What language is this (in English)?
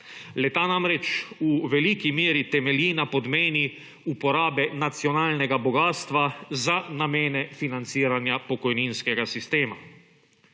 Slovenian